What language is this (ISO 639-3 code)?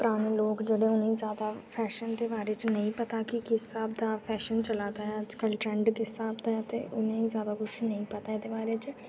doi